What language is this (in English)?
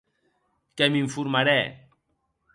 Occitan